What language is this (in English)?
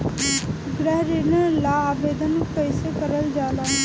Bhojpuri